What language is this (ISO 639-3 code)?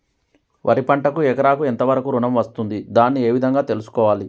tel